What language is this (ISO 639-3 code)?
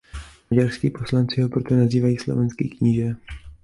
ces